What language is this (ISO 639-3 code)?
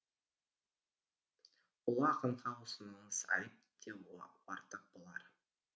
kaz